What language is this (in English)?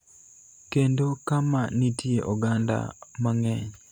Luo (Kenya and Tanzania)